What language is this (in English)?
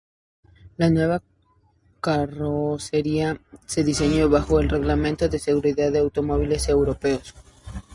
Spanish